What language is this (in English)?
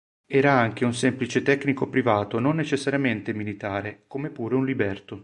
Italian